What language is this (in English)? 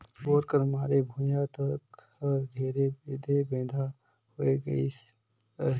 Chhattisgarhi